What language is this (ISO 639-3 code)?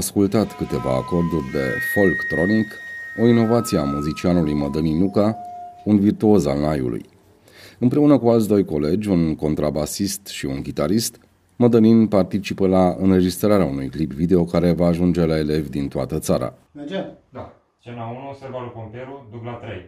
ron